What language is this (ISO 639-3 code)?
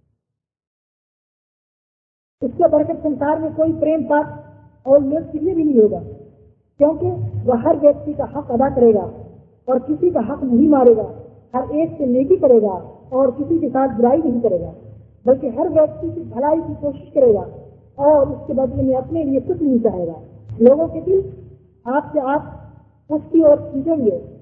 hin